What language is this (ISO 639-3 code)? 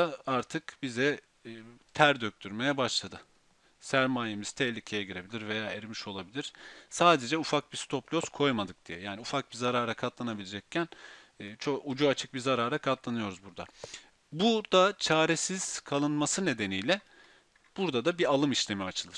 tur